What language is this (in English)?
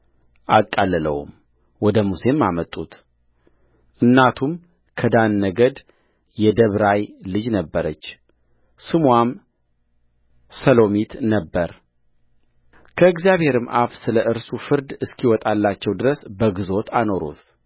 Amharic